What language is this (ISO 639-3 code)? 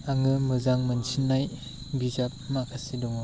brx